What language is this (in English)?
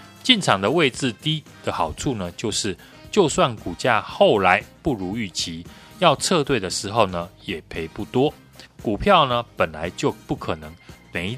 Chinese